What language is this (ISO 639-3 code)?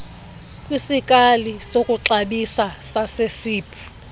xho